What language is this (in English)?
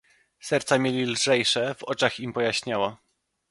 Polish